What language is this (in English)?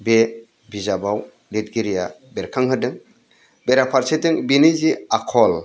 Bodo